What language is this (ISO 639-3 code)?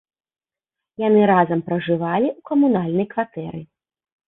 bel